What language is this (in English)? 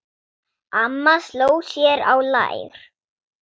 Icelandic